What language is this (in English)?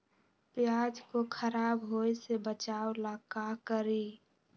Magahi